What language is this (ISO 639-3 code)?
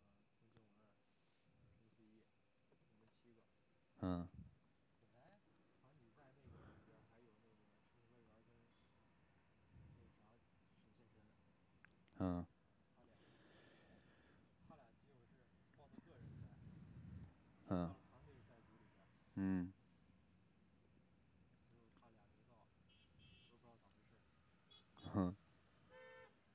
zho